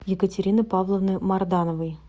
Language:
Russian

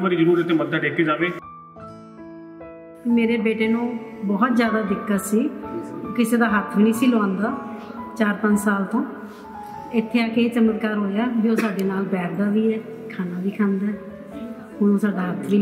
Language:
Punjabi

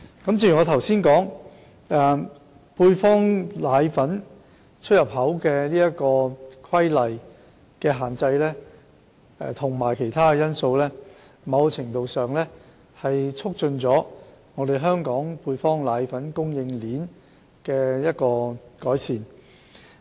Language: Cantonese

